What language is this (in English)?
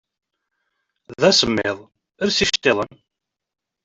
Kabyle